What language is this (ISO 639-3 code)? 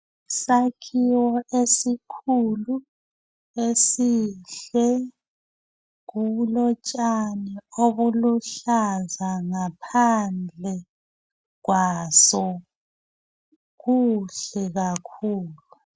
nde